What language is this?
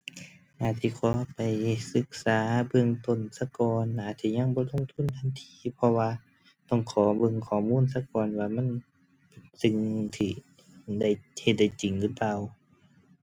Thai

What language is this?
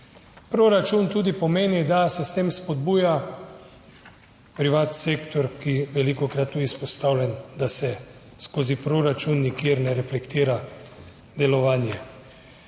Slovenian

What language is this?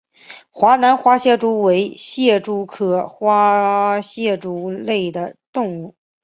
Chinese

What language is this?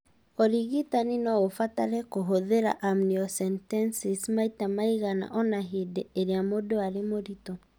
Kikuyu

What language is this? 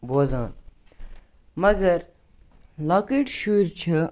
Kashmiri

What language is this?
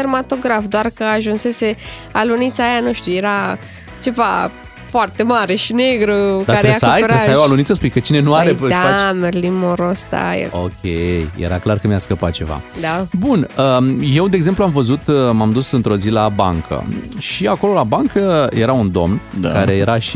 Romanian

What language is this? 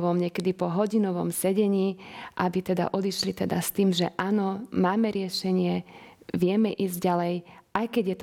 Slovak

